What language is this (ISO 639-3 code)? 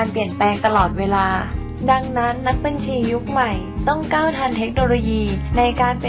tha